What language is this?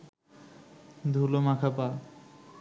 Bangla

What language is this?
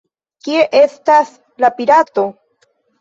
Esperanto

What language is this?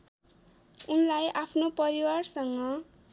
Nepali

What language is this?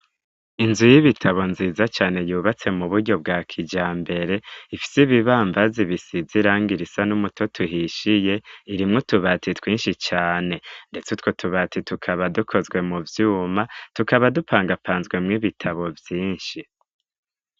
Rundi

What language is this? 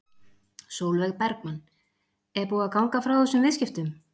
Icelandic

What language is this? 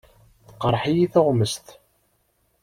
Kabyle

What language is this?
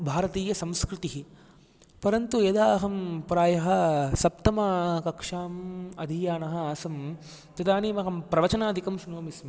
Sanskrit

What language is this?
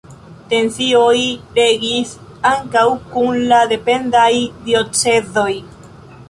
Esperanto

